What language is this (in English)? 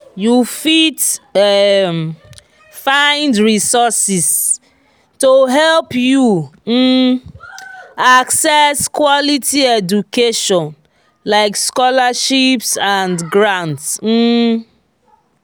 Nigerian Pidgin